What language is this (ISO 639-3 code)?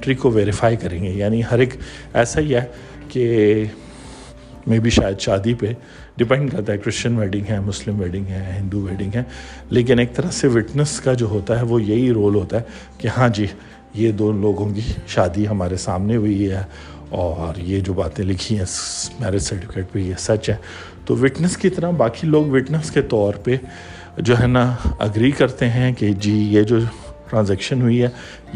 urd